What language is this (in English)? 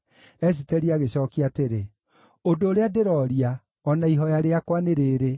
Kikuyu